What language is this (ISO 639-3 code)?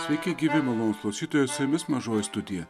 lit